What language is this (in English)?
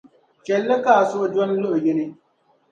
Dagbani